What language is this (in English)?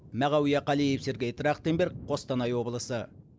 Kazakh